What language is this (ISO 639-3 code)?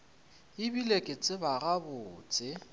nso